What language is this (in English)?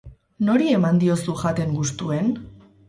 Basque